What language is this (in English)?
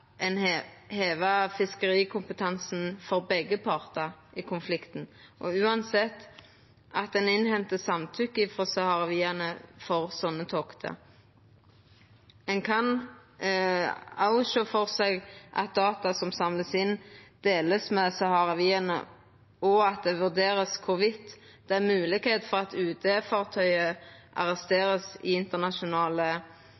Norwegian Nynorsk